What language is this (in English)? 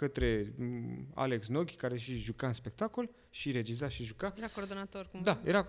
Romanian